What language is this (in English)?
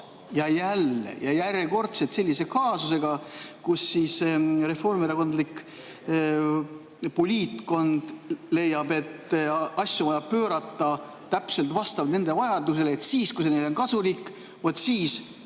Estonian